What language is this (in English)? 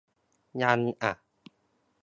Thai